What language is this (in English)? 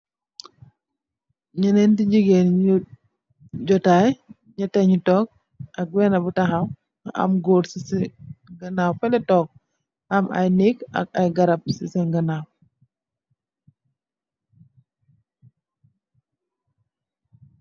Wolof